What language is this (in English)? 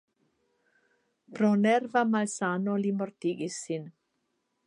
Esperanto